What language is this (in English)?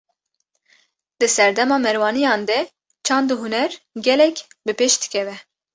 Kurdish